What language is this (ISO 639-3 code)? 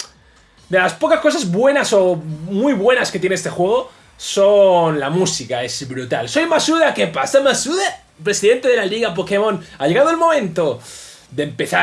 spa